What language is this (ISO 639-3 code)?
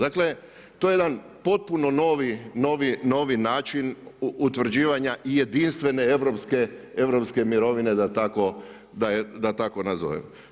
hrv